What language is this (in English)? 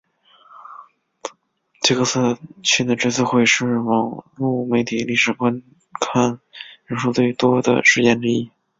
Chinese